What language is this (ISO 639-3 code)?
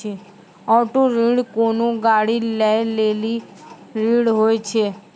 mai